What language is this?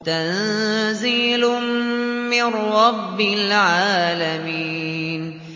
Arabic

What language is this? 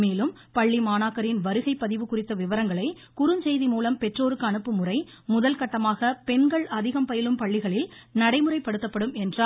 Tamil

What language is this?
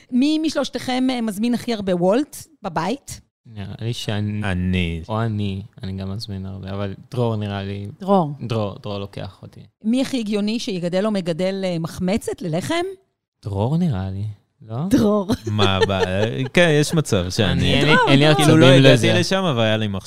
Hebrew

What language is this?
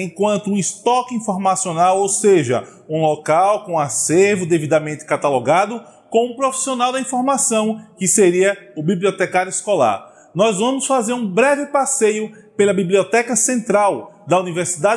Portuguese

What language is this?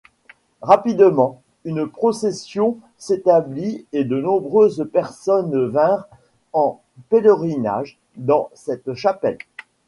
French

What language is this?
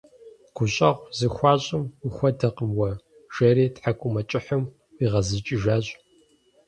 Kabardian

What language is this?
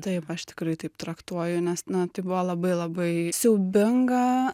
Lithuanian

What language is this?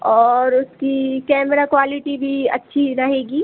Hindi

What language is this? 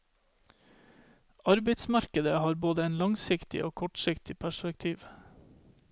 Norwegian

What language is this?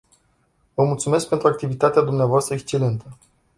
Romanian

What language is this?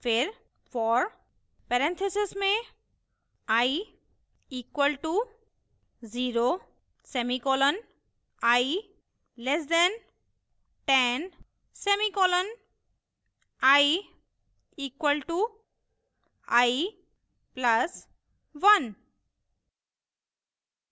Hindi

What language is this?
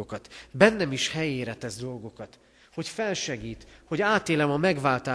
Hungarian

